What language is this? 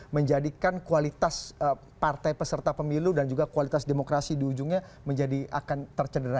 Indonesian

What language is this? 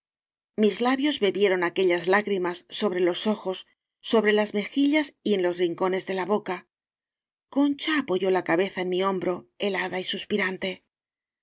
Spanish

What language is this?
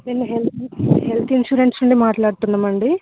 Telugu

